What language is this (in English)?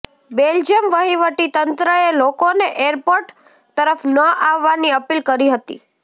Gujarati